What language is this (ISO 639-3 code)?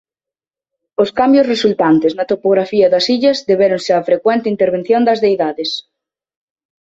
glg